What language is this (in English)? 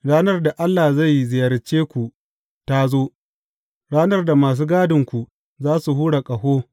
Hausa